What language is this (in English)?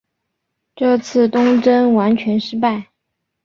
Chinese